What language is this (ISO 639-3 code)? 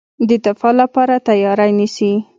pus